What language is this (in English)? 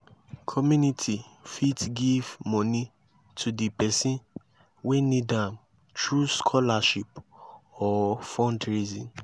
Nigerian Pidgin